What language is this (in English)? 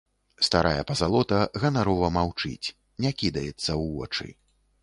Belarusian